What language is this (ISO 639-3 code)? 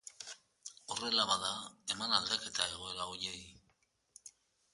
eus